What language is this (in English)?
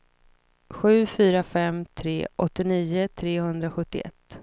Swedish